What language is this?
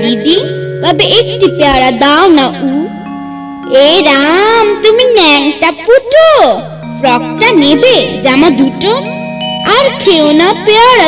Hindi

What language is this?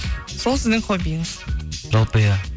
Kazakh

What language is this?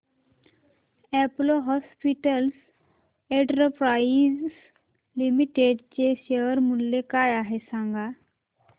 Marathi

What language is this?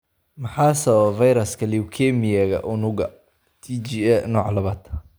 Somali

